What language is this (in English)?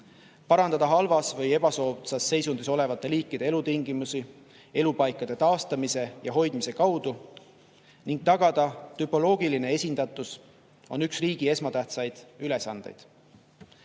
Estonian